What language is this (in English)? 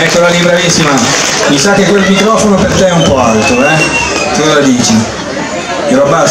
Italian